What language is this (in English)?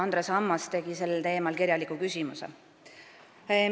Estonian